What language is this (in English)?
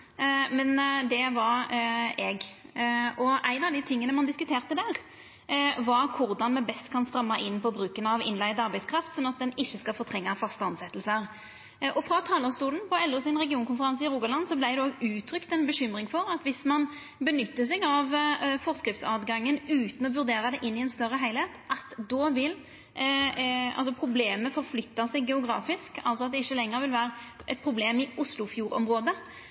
Norwegian Nynorsk